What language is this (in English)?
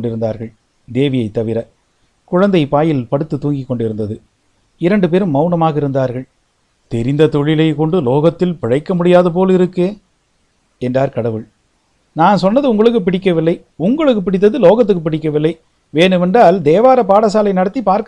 Tamil